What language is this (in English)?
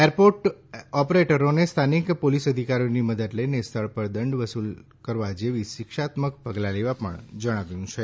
Gujarati